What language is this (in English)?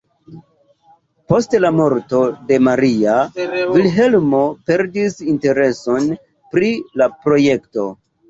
Esperanto